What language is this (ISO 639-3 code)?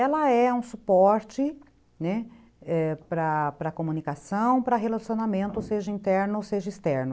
por